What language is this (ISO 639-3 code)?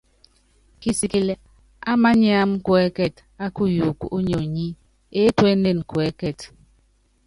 yav